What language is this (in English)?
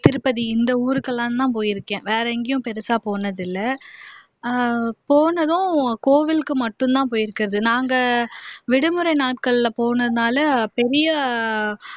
Tamil